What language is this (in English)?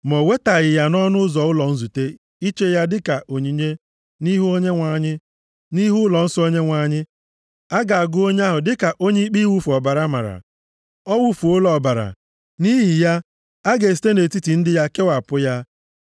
Igbo